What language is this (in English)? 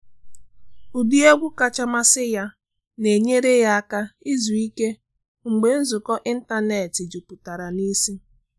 Igbo